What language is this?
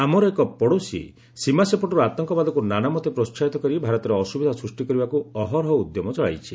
Odia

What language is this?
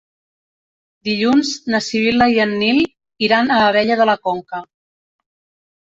Catalan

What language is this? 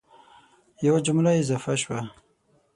Pashto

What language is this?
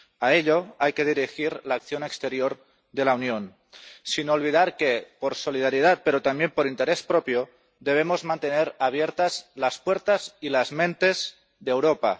Spanish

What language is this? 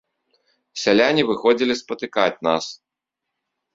Belarusian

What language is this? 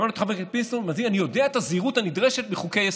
Hebrew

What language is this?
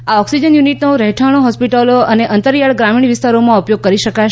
Gujarati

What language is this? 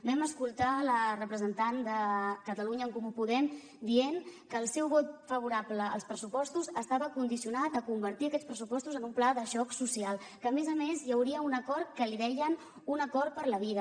Catalan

